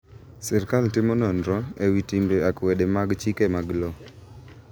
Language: Luo (Kenya and Tanzania)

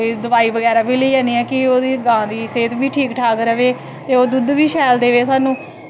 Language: Dogri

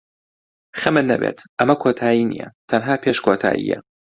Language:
Central Kurdish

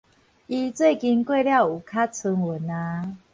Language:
Min Nan Chinese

